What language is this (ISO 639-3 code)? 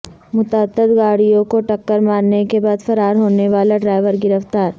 urd